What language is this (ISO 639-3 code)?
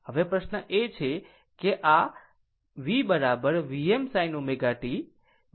guj